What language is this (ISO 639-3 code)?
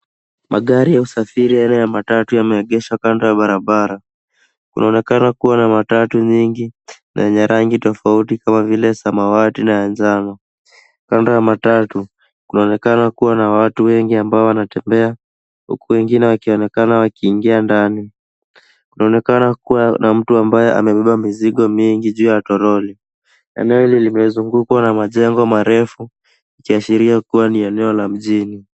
swa